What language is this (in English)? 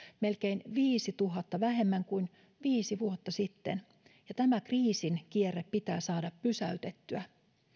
Finnish